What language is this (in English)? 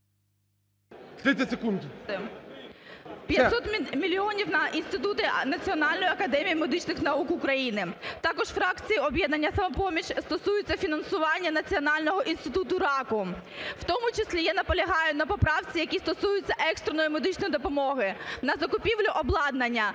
Ukrainian